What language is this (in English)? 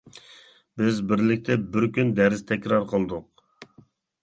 Uyghur